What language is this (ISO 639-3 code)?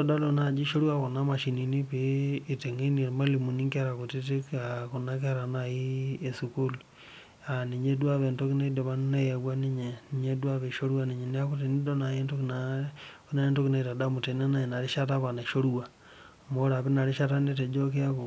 mas